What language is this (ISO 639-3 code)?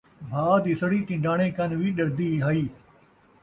skr